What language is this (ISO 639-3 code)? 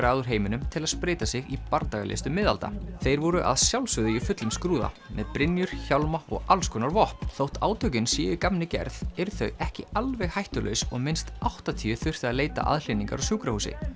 isl